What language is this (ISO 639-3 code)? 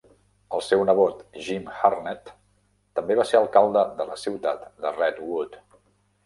cat